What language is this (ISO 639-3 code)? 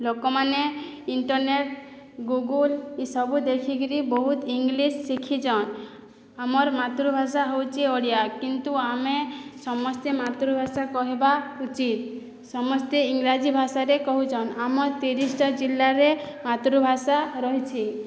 ori